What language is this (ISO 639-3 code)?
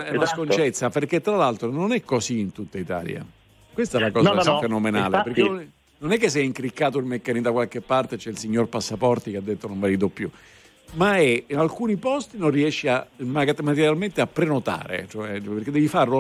ita